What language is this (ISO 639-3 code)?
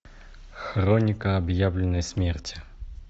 rus